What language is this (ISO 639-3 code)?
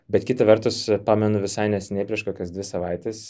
lit